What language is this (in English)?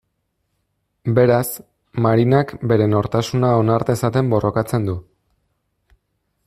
Basque